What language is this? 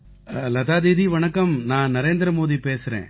Tamil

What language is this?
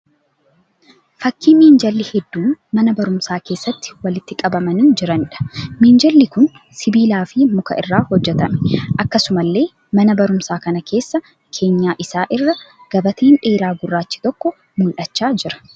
Oromo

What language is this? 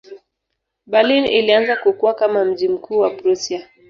Swahili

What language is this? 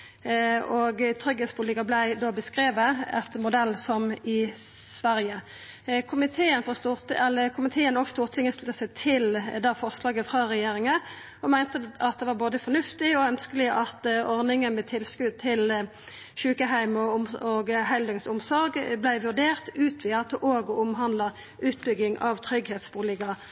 Norwegian Nynorsk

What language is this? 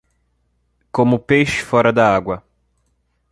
Portuguese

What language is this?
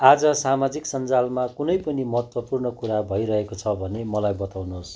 Nepali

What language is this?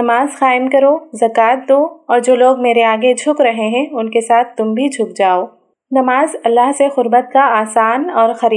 Urdu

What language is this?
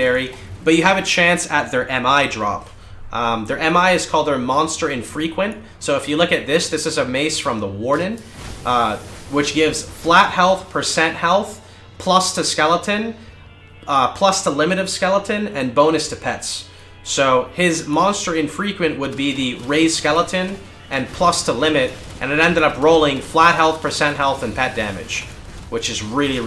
English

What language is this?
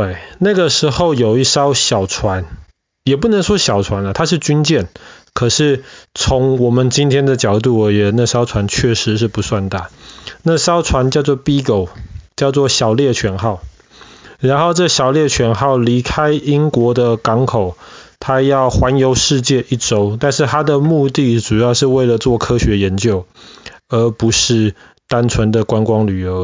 Chinese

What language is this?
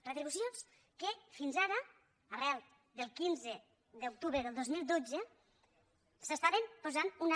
Catalan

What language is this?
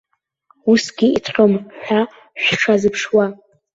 Abkhazian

